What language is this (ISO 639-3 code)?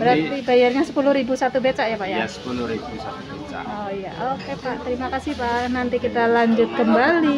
ind